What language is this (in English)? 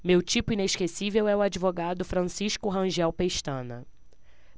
Portuguese